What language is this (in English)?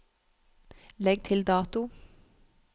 Norwegian